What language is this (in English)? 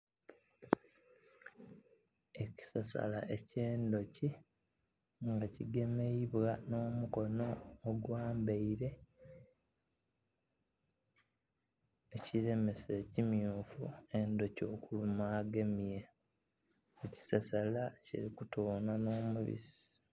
Soga